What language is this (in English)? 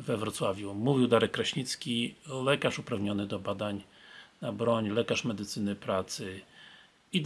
Polish